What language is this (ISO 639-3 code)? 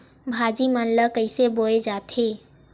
hne